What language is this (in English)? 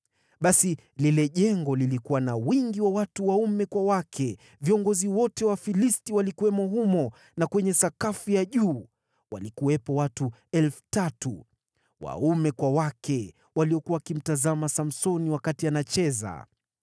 Swahili